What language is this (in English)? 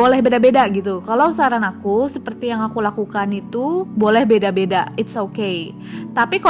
Indonesian